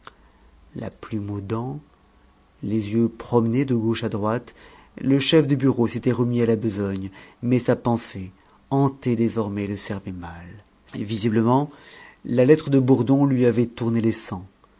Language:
French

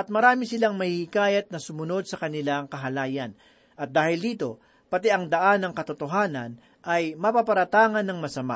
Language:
Filipino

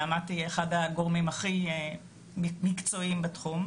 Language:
Hebrew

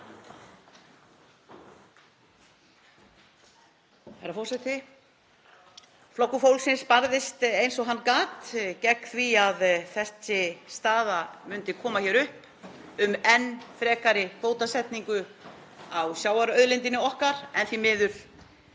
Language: Icelandic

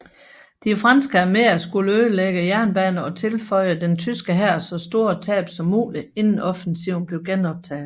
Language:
Danish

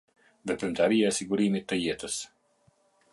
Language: Albanian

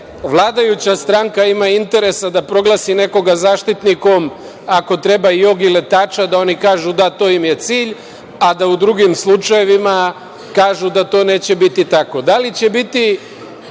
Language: Serbian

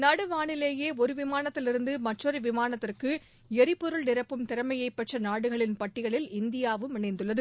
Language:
Tamil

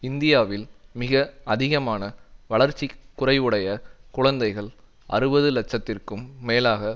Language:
Tamil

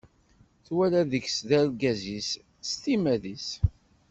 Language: Kabyle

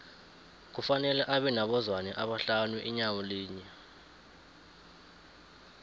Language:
South Ndebele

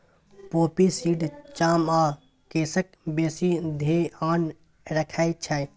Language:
Maithili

